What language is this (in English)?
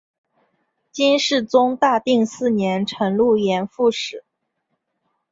Chinese